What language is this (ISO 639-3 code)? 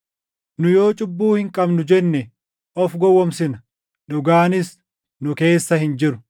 orm